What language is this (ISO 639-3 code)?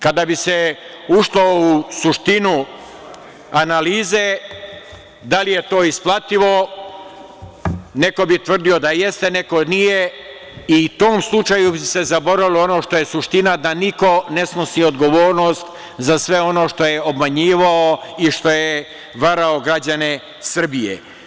srp